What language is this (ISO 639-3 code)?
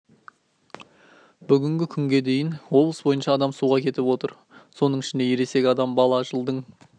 kaz